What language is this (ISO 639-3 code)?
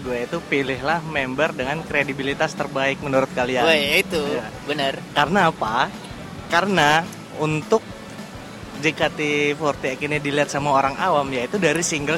ind